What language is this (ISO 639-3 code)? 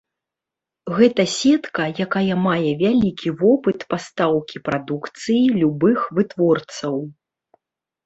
bel